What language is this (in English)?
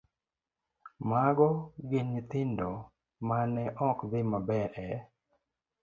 Luo (Kenya and Tanzania)